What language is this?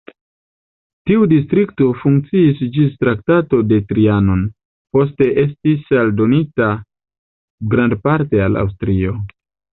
Esperanto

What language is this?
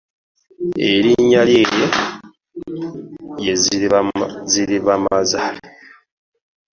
Ganda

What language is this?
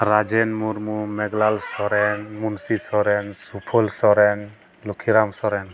Santali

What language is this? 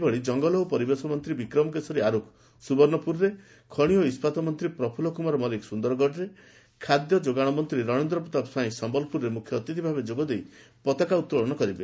Odia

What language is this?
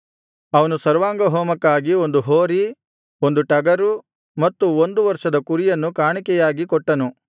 Kannada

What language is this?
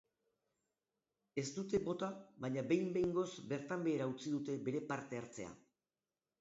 Basque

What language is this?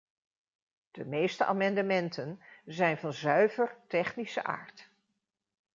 Dutch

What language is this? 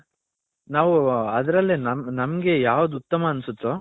Kannada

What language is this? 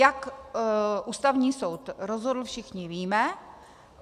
Czech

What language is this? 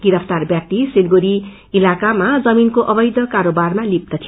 Nepali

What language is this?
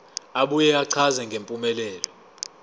Zulu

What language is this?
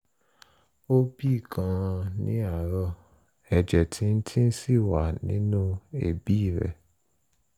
Yoruba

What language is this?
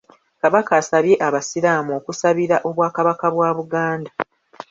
Ganda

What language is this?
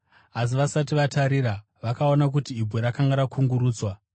Shona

